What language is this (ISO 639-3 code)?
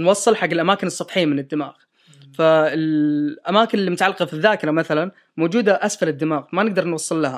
ara